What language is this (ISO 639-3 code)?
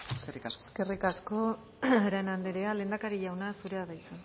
eus